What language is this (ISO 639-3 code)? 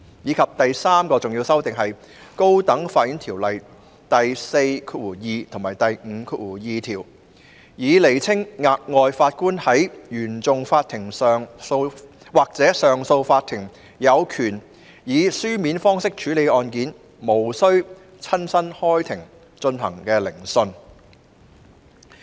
yue